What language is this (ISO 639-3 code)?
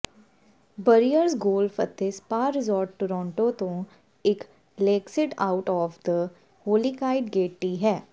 pan